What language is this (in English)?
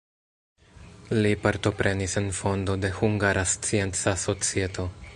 Esperanto